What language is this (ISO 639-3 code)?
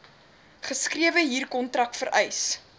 afr